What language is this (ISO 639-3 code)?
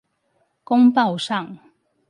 zho